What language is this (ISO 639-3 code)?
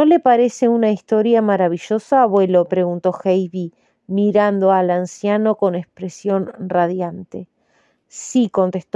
spa